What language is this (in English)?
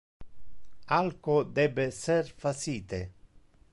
Interlingua